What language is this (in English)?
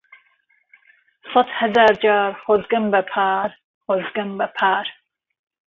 Central Kurdish